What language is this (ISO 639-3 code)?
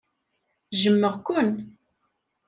kab